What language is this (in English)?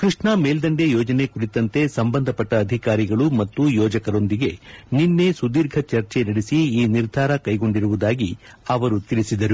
Kannada